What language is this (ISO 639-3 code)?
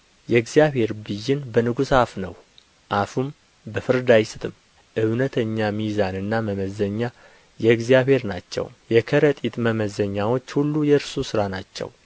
amh